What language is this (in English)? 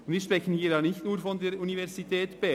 Swiss German